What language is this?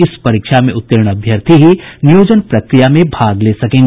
Hindi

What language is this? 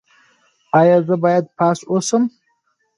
Pashto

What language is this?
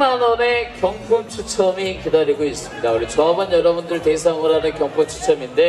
Korean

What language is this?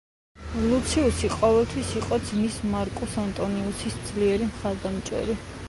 Georgian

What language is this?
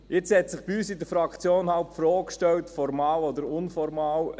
Swiss German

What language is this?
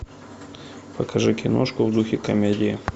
Russian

